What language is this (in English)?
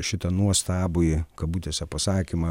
Lithuanian